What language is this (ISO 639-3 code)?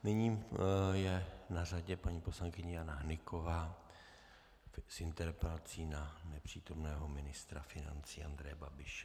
ces